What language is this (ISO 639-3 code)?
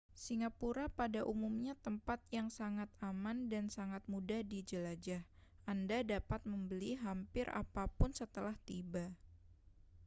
ind